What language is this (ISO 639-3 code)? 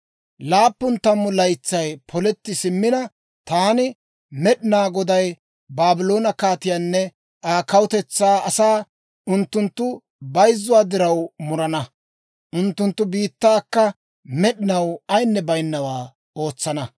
dwr